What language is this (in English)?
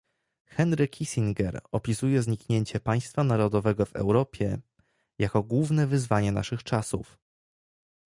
Polish